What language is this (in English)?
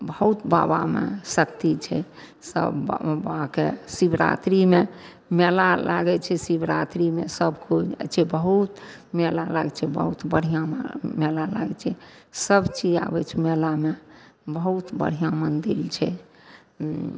Maithili